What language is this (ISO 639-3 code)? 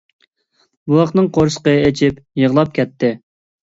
uig